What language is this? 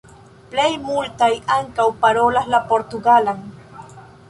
Esperanto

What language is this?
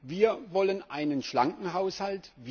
German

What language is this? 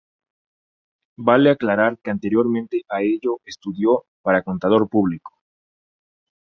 Spanish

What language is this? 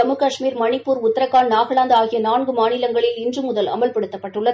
Tamil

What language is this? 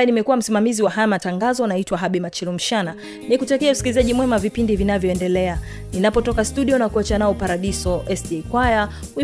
Swahili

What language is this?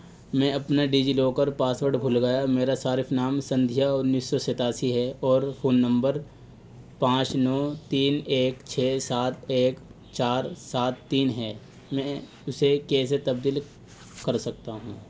Urdu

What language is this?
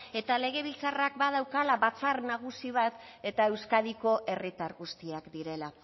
Basque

